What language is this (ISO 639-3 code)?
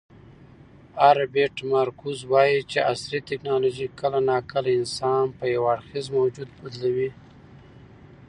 pus